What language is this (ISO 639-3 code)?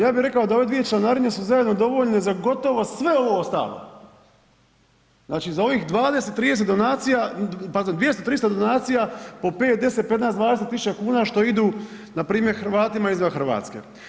hrv